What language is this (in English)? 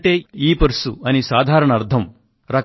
Telugu